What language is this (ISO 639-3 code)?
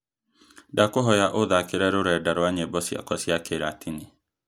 kik